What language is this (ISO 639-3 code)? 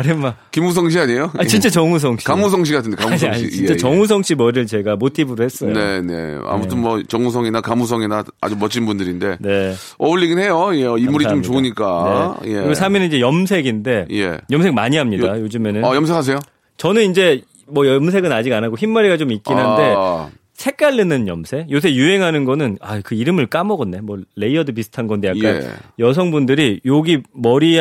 kor